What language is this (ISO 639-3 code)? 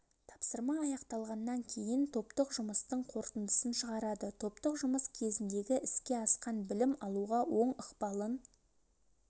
kaz